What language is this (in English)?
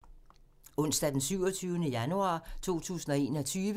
Danish